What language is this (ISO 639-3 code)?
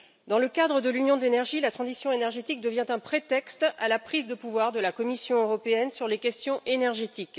fra